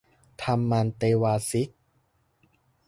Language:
Thai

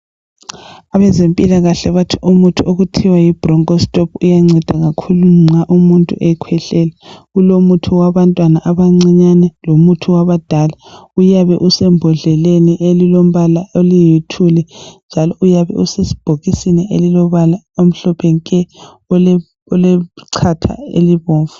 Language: North Ndebele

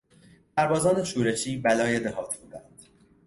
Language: Persian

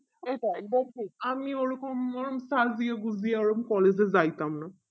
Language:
Bangla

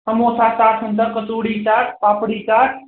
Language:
Nepali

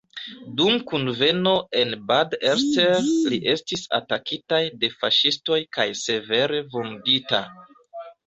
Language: Esperanto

